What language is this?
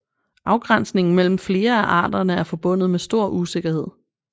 Danish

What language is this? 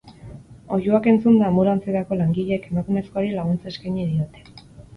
Basque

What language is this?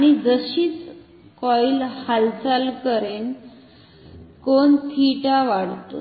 Marathi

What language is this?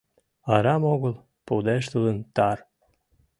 Mari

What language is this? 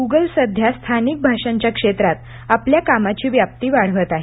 Marathi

